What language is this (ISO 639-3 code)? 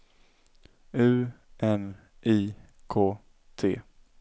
swe